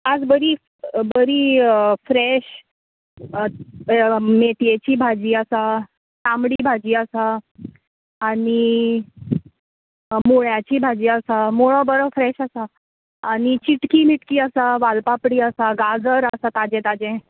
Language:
Konkani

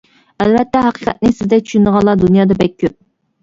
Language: Uyghur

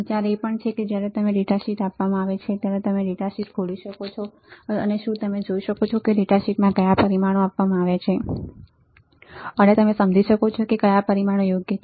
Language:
Gujarati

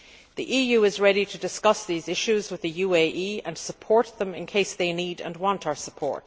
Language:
English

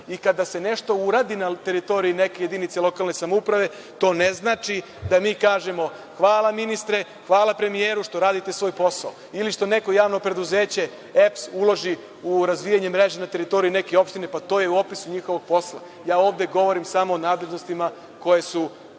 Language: Serbian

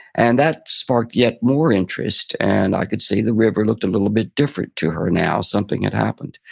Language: English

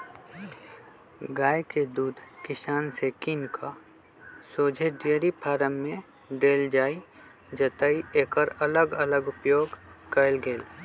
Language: Magahi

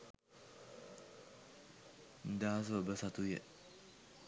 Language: Sinhala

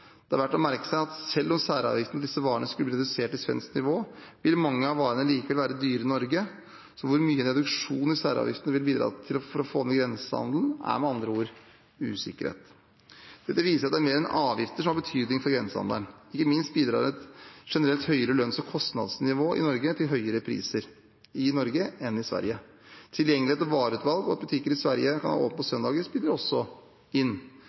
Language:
Norwegian Bokmål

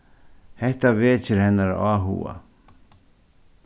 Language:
Faroese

